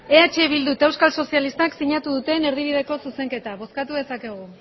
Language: Basque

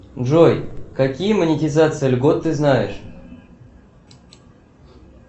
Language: Russian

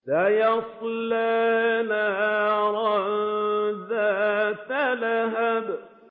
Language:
Arabic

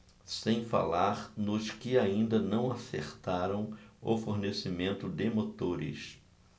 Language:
Portuguese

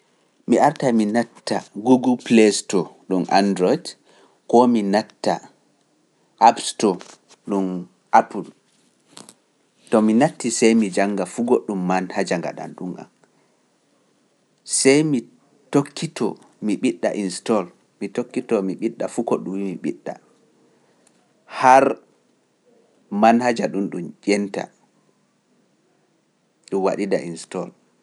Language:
Pular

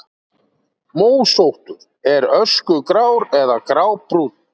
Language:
Icelandic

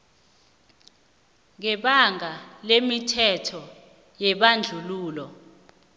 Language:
South Ndebele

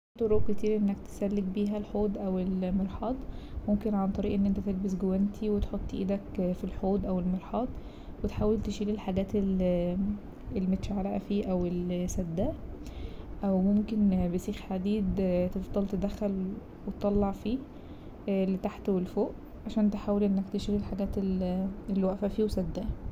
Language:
Egyptian Arabic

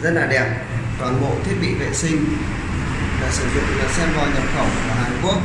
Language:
Vietnamese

